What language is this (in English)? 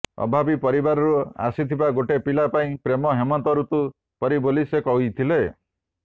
Odia